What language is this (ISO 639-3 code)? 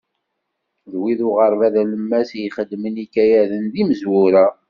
kab